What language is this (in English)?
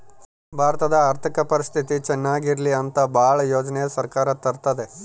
Kannada